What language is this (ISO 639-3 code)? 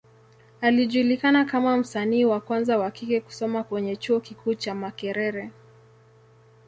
swa